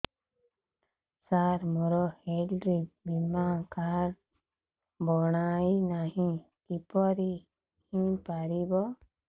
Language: Odia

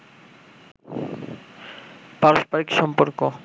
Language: Bangla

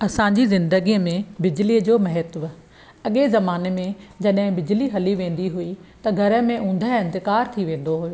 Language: Sindhi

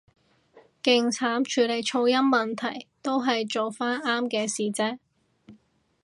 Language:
Cantonese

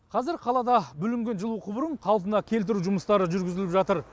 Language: Kazakh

